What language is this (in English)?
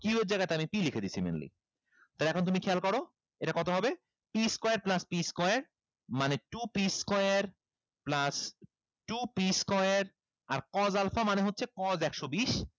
Bangla